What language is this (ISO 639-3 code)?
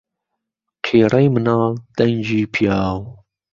ckb